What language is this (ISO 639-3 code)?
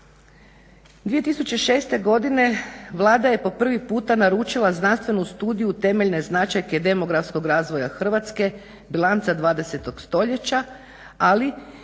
hrv